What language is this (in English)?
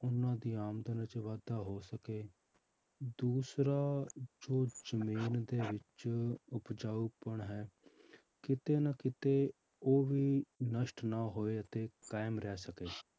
Punjabi